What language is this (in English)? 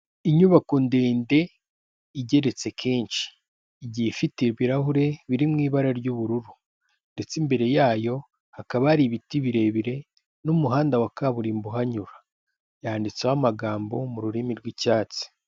Kinyarwanda